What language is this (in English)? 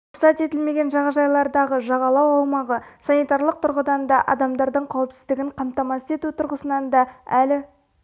Kazakh